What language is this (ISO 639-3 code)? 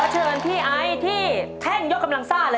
tha